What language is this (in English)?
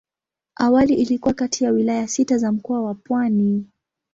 Swahili